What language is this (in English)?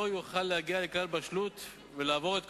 Hebrew